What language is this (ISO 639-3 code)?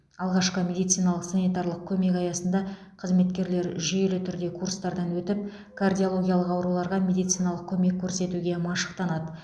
kaz